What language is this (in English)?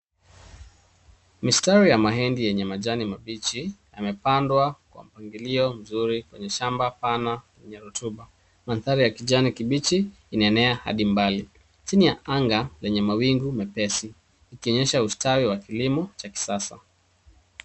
Swahili